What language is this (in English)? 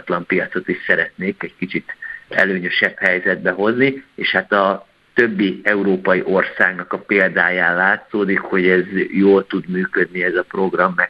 Hungarian